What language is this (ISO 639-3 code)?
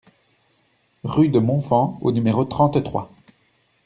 fra